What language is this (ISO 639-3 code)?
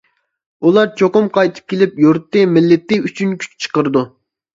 uig